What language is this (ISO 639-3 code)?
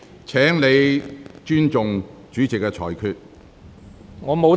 yue